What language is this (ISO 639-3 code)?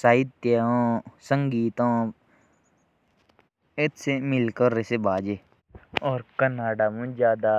jns